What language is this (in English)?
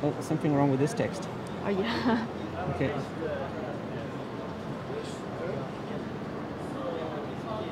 English